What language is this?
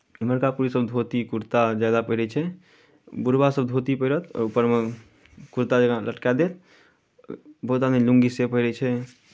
Maithili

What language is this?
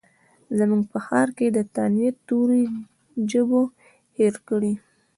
Pashto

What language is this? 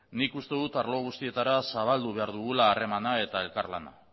Basque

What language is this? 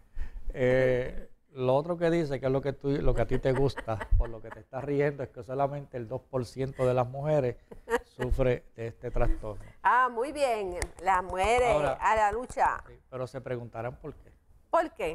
Spanish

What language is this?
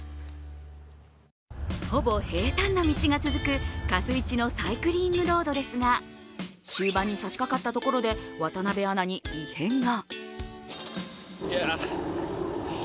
Japanese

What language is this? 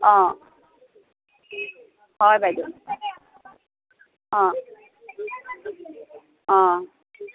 Assamese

